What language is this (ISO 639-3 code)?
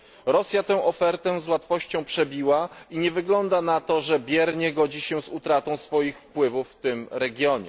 pol